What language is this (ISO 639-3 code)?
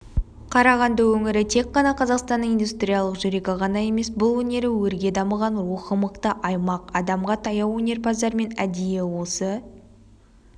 kaz